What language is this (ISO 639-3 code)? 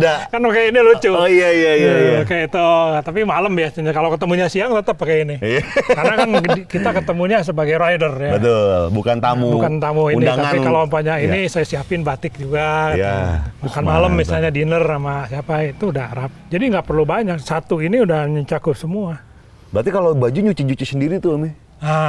ind